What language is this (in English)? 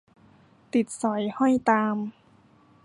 Thai